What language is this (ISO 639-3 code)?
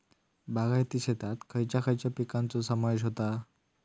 mar